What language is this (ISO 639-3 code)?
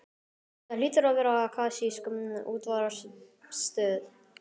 isl